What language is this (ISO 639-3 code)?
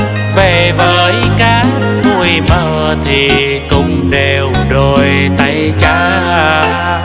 vie